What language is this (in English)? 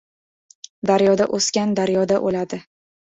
Uzbek